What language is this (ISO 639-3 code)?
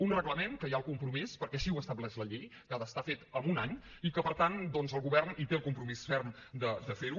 cat